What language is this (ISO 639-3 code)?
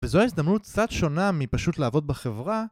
heb